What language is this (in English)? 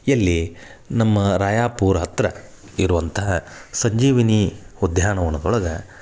Kannada